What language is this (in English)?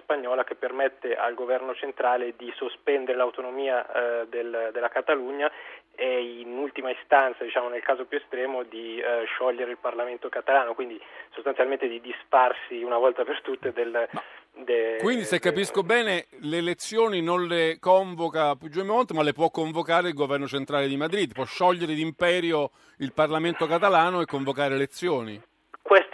Italian